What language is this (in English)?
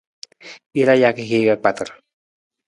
Nawdm